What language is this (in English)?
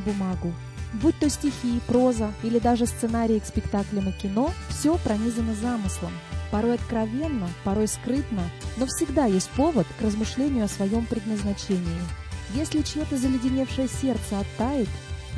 Russian